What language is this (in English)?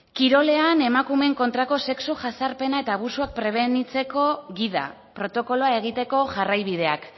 Basque